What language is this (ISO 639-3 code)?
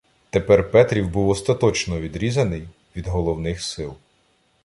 ukr